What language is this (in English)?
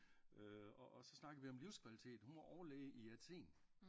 Danish